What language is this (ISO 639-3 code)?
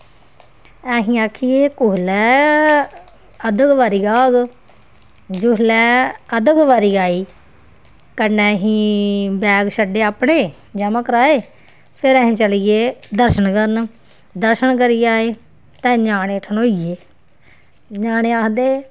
doi